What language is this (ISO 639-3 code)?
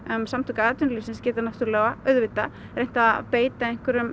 isl